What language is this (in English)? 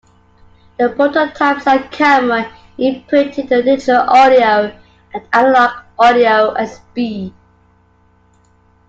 English